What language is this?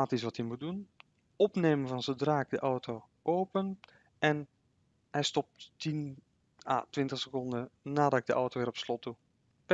Dutch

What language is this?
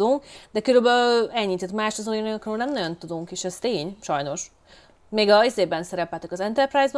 Hungarian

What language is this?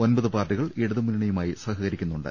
Malayalam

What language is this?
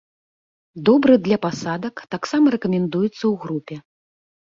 Belarusian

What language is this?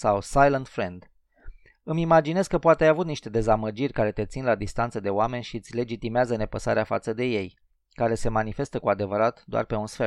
Romanian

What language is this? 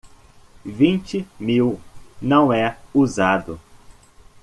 Portuguese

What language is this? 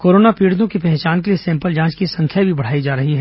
Hindi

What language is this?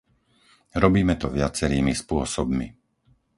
Slovak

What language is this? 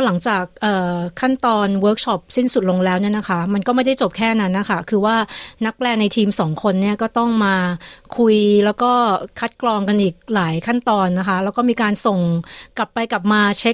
Thai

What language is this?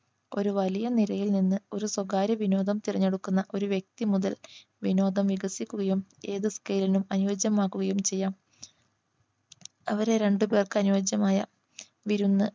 Malayalam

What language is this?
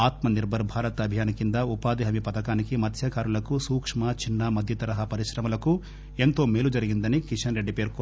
Telugu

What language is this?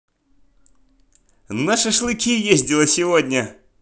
Russian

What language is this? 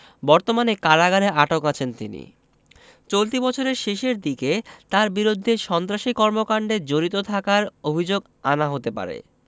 Bangla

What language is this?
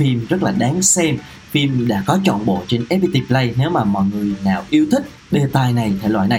Vietnamese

